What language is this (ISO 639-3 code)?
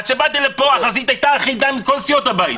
heb